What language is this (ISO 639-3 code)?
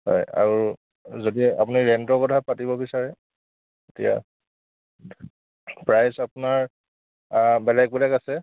asm